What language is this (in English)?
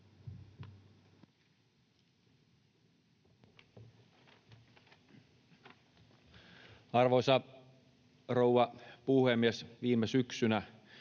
Finnish